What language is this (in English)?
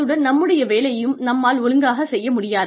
Tamil